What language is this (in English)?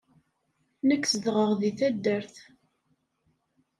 Kabyle